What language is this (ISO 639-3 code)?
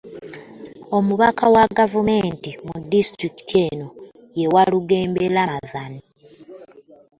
lug